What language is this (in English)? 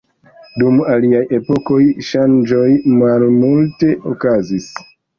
Esperanto